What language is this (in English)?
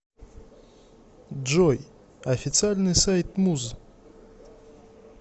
Russian